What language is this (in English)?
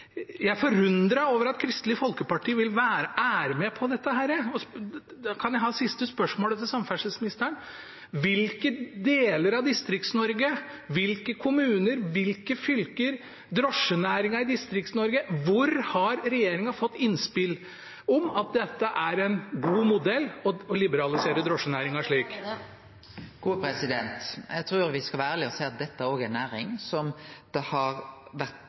Norwegian